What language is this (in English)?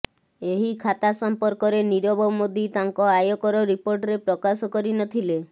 Odia